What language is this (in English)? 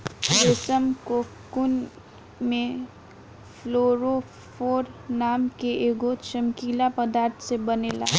Bhojpuri